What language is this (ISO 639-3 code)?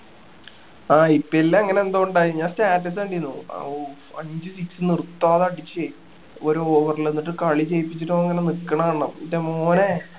mal